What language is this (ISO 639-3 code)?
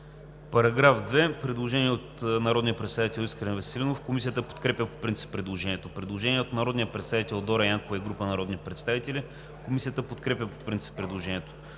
bul